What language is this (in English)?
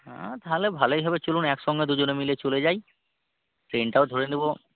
Bangla